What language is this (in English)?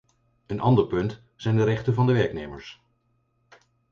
Dutch